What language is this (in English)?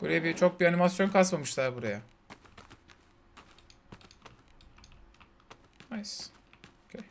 Turkish